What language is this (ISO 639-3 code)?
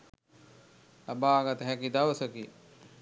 sin